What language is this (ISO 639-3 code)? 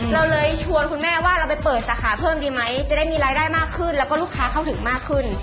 tha